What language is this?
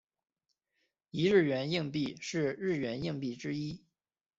Chinese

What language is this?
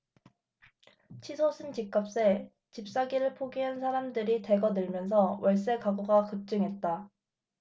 Korean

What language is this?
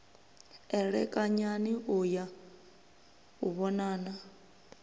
Venda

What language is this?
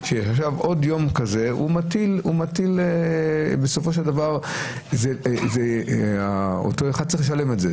Hebrew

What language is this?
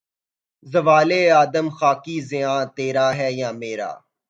Urdu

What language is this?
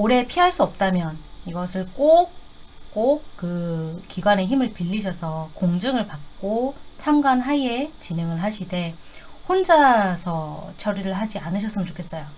Korean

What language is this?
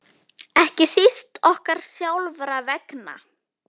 Icelandic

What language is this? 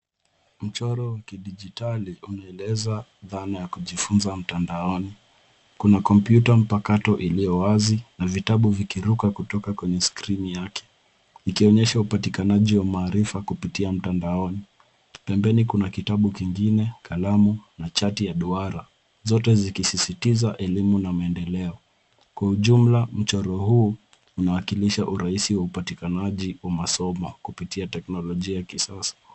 Swahili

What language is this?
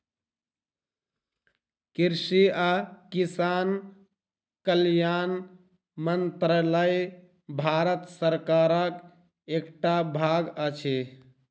Maithili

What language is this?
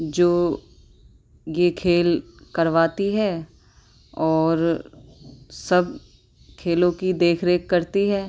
Urdu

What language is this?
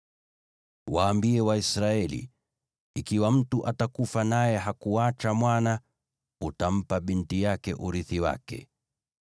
Swahili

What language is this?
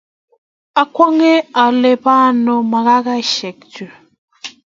Kalenjin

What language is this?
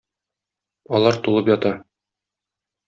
Tatar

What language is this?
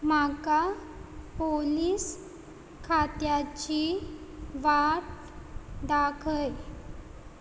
Konkani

